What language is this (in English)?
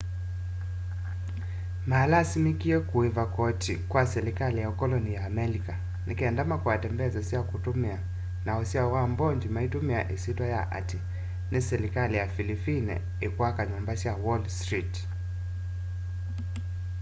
Kamba